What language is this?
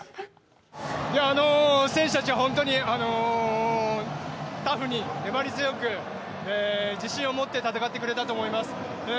Japanese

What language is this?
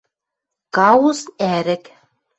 Western Mari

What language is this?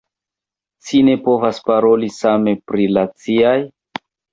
Esperanto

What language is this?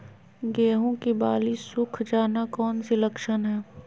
Magahi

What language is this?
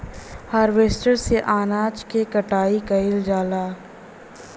Bhojpuri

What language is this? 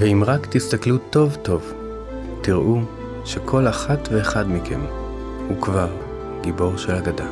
Hebrew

